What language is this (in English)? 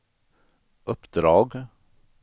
Swedish